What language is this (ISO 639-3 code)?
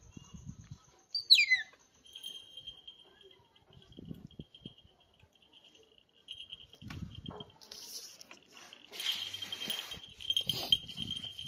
ind